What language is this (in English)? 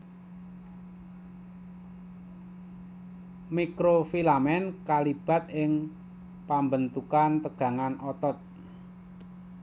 Javanese